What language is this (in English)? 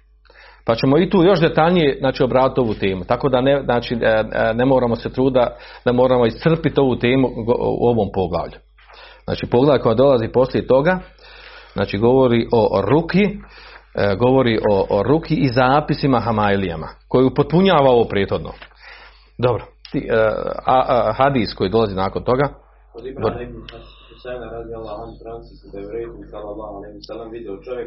Croatian